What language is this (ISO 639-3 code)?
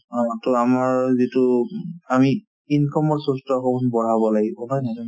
asm